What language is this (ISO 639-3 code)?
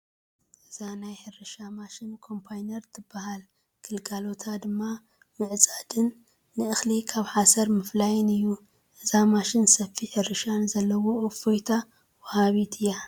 tir